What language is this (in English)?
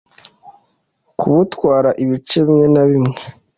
Kinyarwanda